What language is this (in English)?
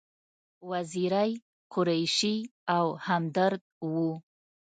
Pashto